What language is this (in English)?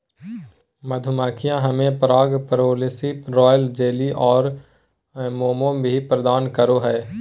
Magahi